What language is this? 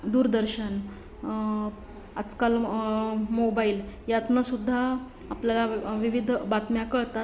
Marathi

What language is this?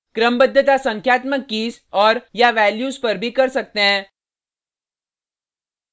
Hindi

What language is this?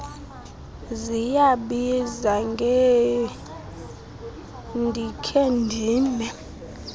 Xhosa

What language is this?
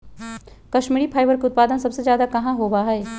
Magahi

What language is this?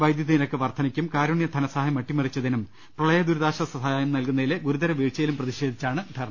Malayalam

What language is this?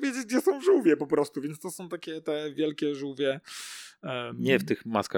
Polish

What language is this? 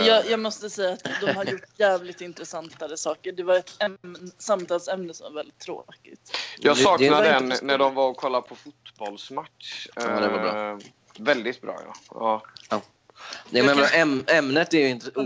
Swedish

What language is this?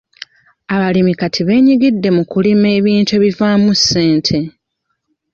Ganda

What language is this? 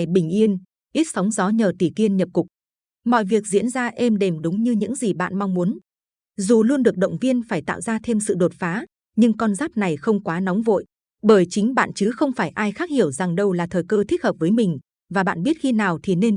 Vietnamese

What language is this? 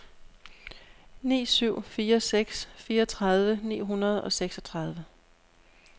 Danish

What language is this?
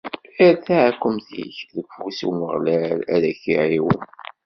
Kabyle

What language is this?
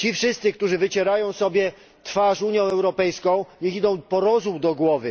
Polish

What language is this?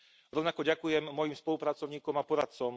Slovak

